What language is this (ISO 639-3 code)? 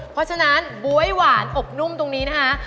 tha